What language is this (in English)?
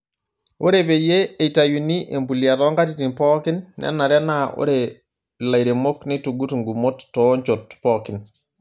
Masai